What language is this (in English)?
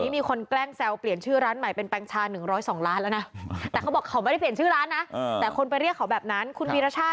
Thai